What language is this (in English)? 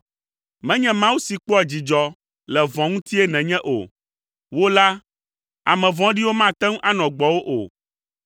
Ewe